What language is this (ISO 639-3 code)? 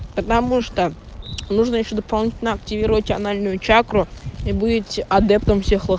rus